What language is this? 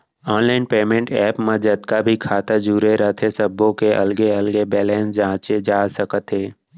Chhattisgarhi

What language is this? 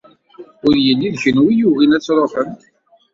Kabyle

